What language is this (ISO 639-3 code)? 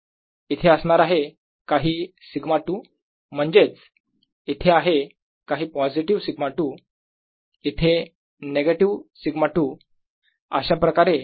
mar